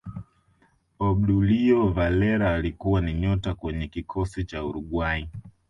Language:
Swahili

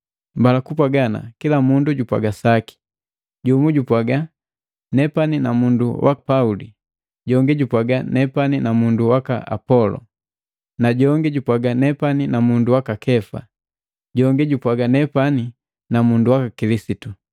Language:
Matengo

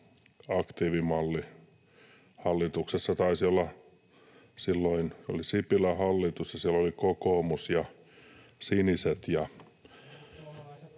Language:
Finnish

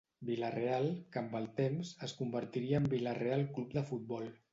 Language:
Catalan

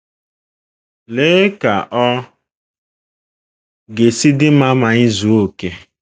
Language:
Igbo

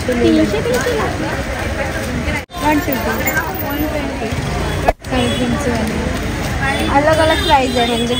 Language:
English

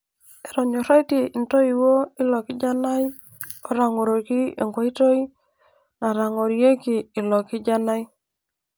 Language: Masai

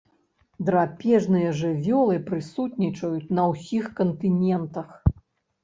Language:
Belarusian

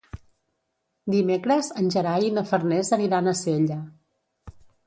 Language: Catalan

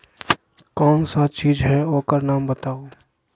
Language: Magahi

